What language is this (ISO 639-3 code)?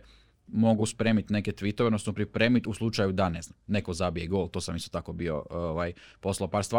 hrv